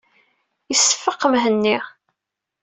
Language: Kabyle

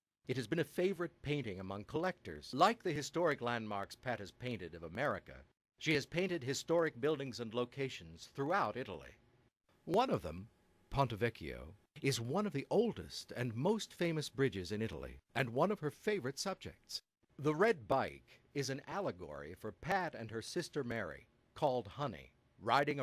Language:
English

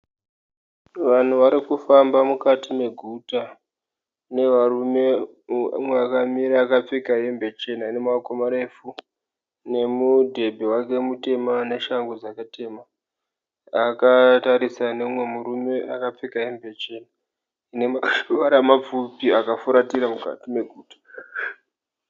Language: Shona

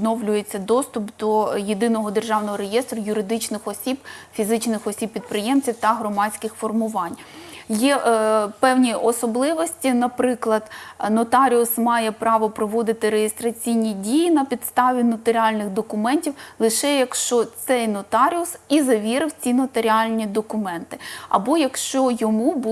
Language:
Ukrainian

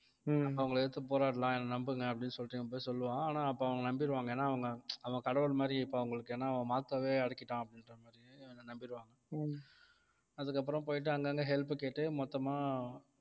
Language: Tamil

